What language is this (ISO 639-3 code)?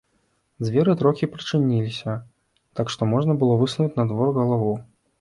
bel